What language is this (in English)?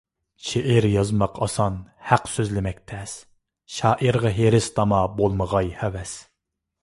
Uyghur